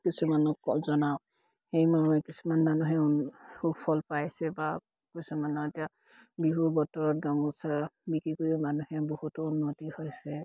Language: Assamese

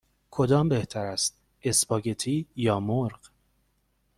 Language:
Persian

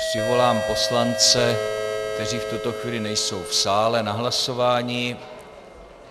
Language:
Czech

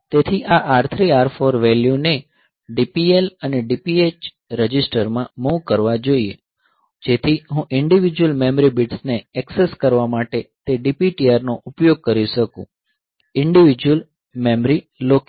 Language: Gujarati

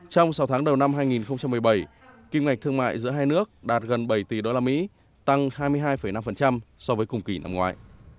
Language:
Vietnamese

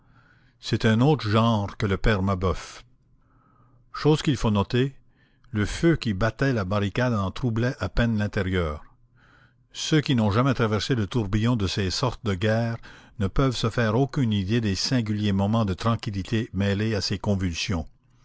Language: French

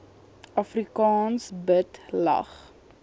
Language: Afrikaans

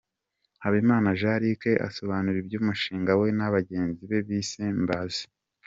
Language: Kinyarwanda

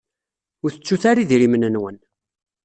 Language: Kabyle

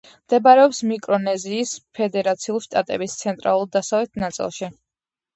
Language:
Georgian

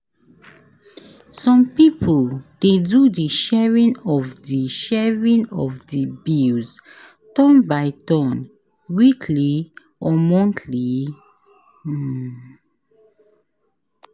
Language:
Nigerian Pidgin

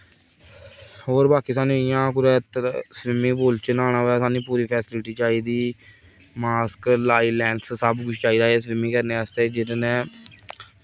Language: Dogri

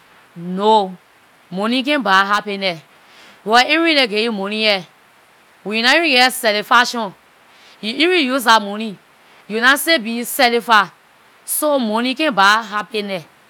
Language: Liberian English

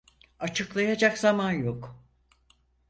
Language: Turkish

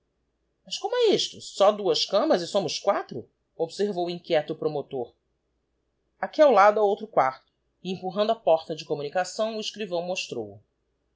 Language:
Portuguese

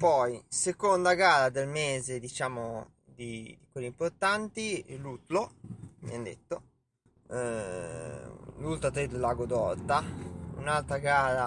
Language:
Italian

